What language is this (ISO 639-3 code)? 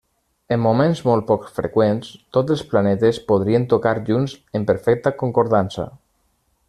cat